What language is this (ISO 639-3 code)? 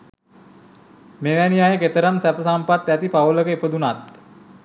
sin